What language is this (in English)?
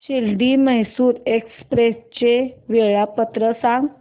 Marathi